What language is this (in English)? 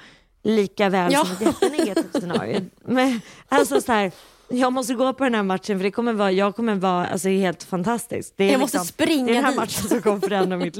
Swedish